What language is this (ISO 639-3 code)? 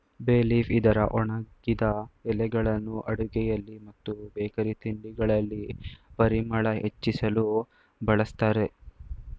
kan